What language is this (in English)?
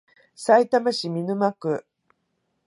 Japanese